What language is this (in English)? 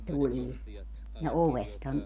Finnish